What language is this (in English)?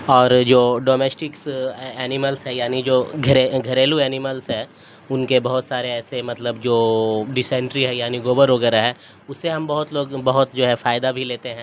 Urdu